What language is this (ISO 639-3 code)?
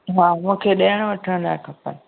snd